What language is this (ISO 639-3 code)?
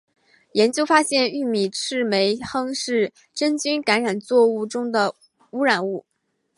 zho